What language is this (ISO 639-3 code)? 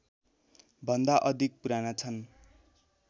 nep